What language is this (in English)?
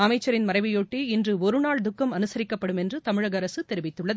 Tamil